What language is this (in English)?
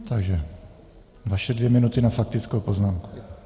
Czech